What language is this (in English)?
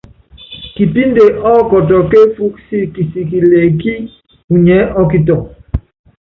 Yangben